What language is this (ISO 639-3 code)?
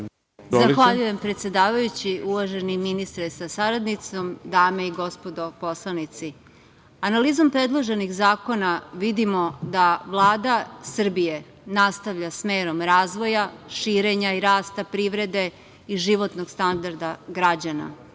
srp